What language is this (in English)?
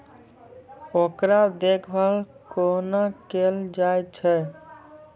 Maithili